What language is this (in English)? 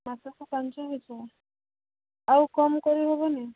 Odia